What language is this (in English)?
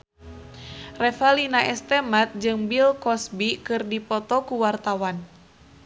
Sundanese